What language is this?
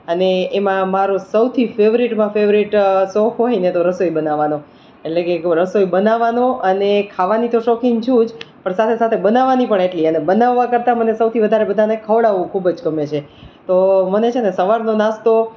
Gujarati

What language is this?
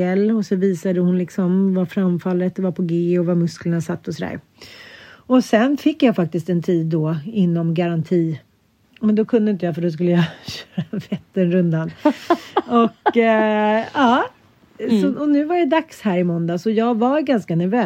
Swedish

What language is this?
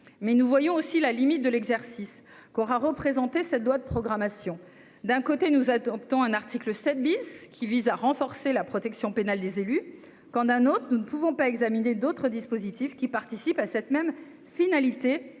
French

